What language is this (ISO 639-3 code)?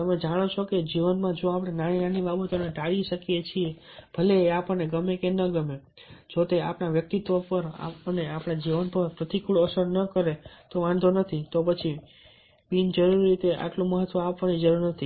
guj